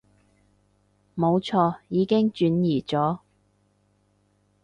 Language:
Cantonese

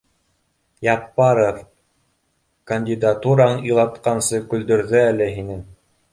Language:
Bashkir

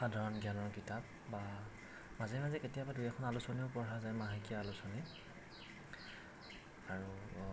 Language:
Assamese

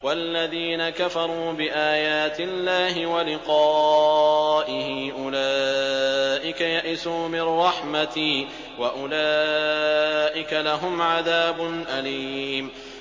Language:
Arabic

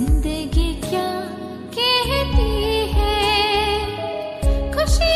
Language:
Hindi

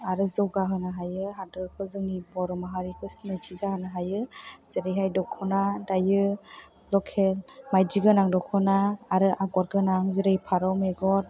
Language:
Bodo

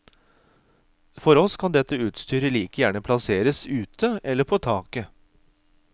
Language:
Norwegian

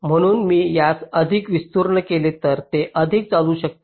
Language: Marathi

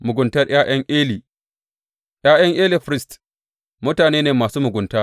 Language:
Hausa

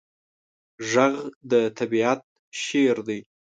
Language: Pashto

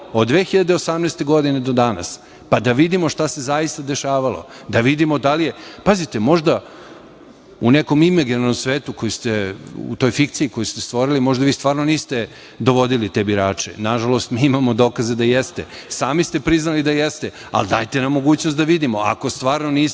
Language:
Serbian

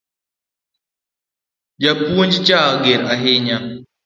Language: Luo (Kenya and Tanzania)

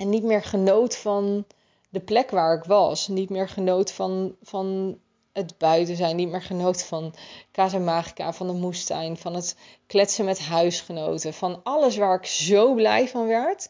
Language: Dutch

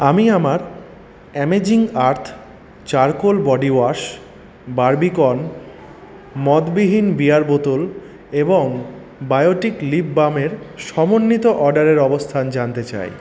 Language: Bangla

